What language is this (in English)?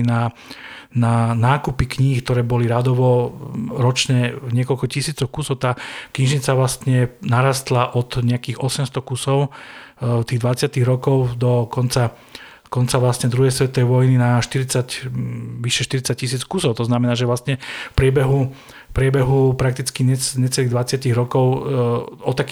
Slovak